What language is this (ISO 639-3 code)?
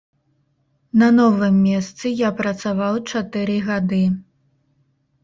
bel